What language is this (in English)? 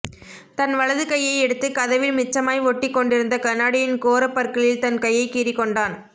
Tamil